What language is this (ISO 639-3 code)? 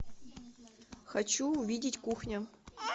rus